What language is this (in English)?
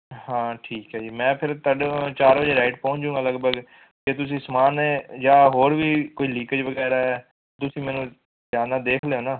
Punjabi